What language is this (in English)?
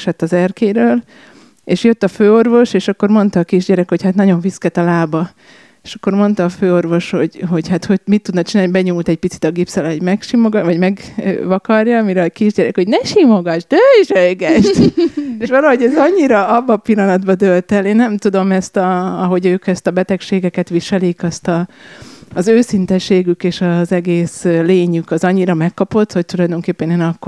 Hungarian